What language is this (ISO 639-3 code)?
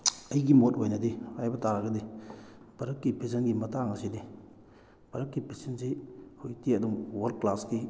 mni